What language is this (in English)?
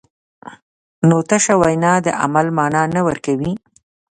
Pashto